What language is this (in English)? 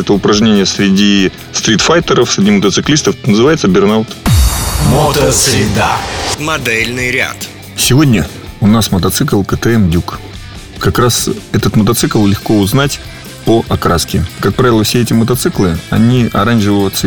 Russian